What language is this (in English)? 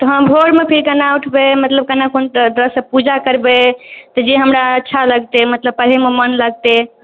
Maithili